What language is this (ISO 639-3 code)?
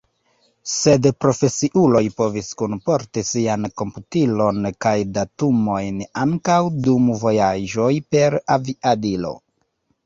epo